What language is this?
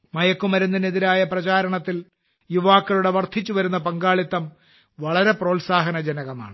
Malayalam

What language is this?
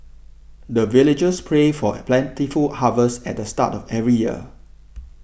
English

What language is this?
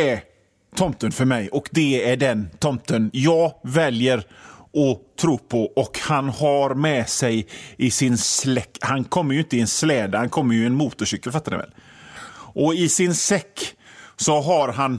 Swedish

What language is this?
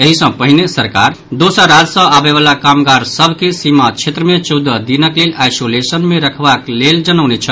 Maithili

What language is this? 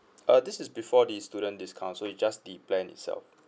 English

